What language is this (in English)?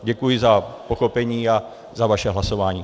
Czech